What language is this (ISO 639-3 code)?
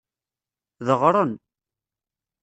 kab